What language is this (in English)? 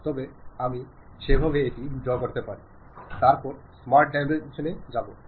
Malayalam